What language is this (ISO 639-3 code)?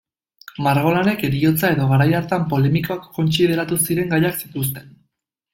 eus